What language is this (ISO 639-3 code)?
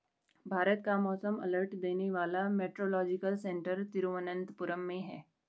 hin